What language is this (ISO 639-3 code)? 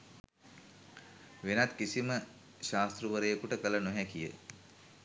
sin